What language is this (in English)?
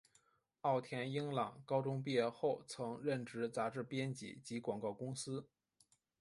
Chinese